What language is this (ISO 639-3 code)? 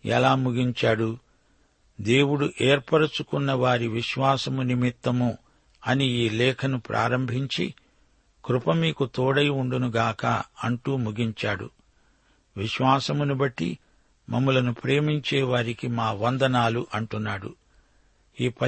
tel